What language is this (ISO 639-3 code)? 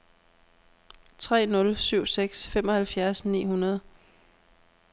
dan